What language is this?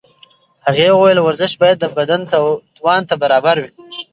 Pashto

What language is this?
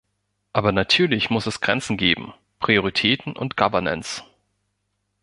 German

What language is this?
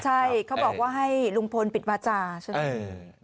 Thai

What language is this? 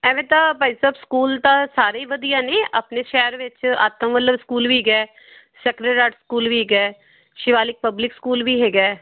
Punjabi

